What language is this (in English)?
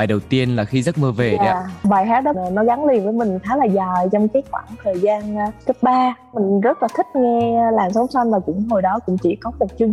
Vietnamese